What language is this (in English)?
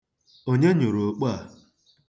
Igbo